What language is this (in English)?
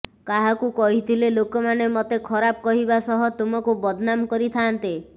Odia